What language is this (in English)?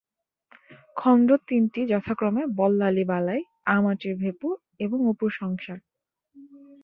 Bangla